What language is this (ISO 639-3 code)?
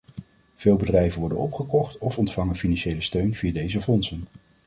nld